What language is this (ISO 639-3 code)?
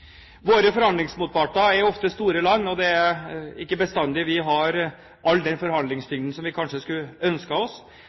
nob